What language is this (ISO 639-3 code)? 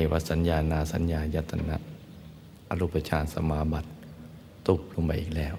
tha